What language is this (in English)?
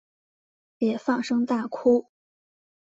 Chinese